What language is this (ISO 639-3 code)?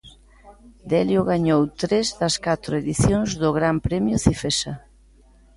glg